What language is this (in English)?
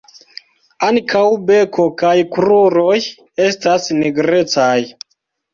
Esperanto